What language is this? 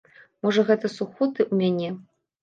Belarusian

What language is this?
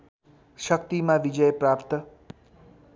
Nepali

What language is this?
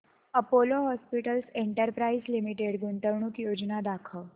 Marathi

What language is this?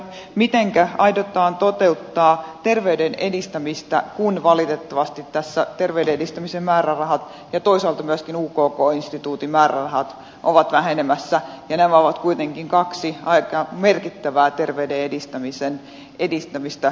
Finnish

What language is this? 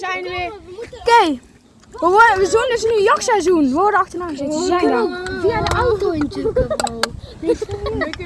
Dutch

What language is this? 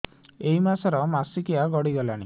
Odia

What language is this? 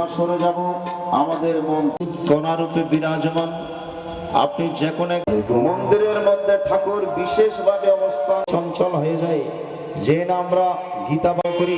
Bangla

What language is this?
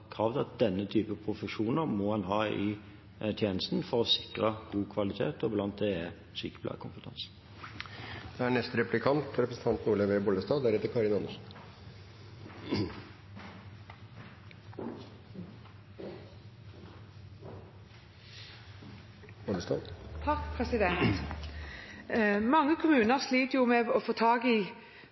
Norwegian Bokmål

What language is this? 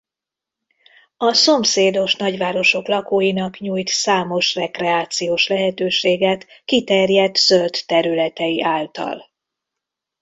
Hungarian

